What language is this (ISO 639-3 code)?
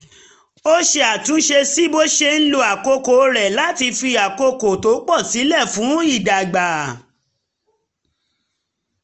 yor